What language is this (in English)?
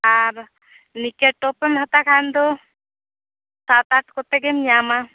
Santali